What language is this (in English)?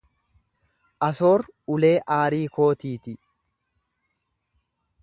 Oromo